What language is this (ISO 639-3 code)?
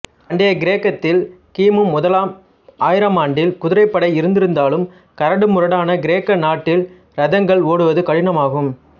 tam